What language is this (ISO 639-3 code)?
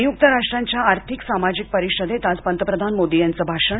mar